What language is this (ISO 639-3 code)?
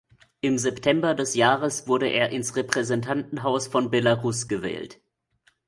deu